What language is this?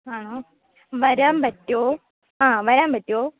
Malayalam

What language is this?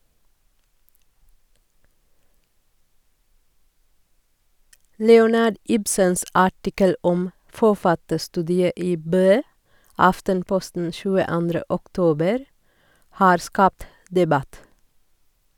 Norwegian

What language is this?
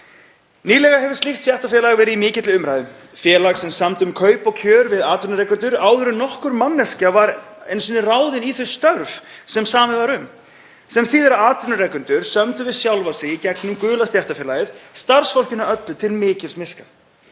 Icelandic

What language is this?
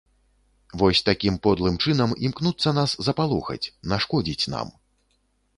Belarusian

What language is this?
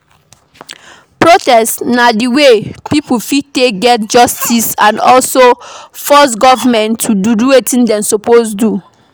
Nigerian Pidgin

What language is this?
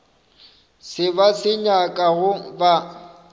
Northern Sotho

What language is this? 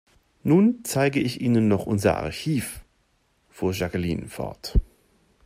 German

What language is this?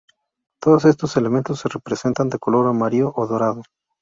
Spanish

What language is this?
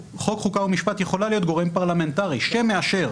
Hebrew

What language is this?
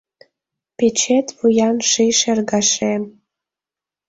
Mari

